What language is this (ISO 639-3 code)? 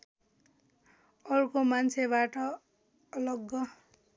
nep